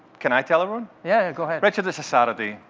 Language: English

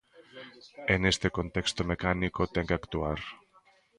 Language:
Galician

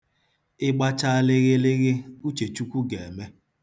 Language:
Igbo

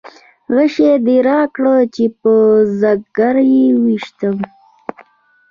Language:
Pashto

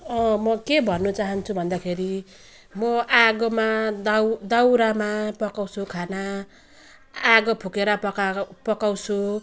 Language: Nepali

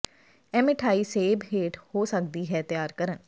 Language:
Punjabi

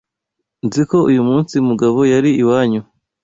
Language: Kinyarwanda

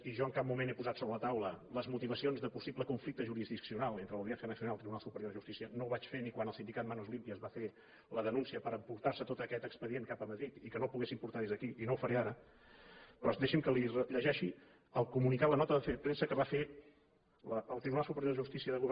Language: Catalan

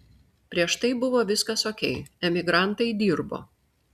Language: Lithuanian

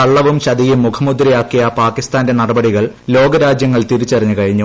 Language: Malayalam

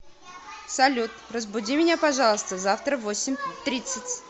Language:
Russian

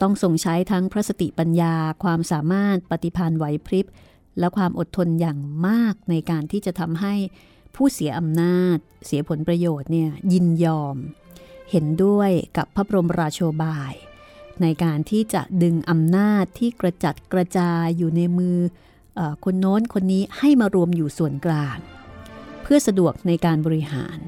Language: Thai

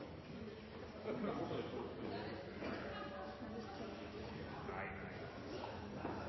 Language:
Norwegian Bokmål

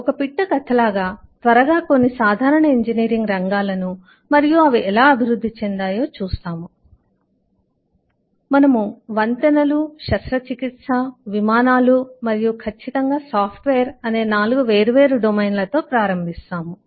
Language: Telugu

